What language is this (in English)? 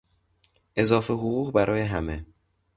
Persian